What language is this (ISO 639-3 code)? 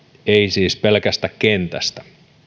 fin